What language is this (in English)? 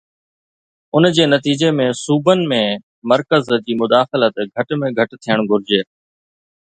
Sindhi